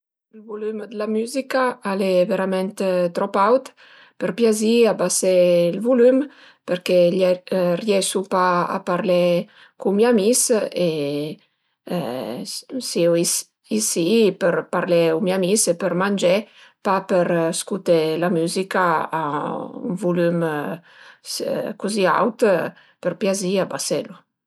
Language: Piedmontese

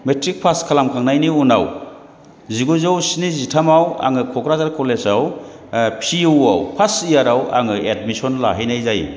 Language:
Bodo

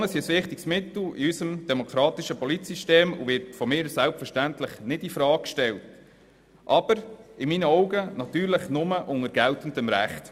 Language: Swiss German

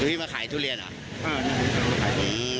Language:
Thai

